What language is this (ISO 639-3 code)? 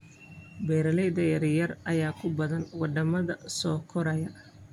som